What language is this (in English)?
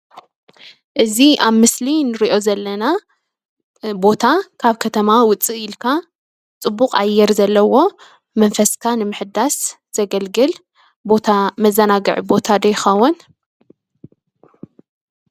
Tigrinya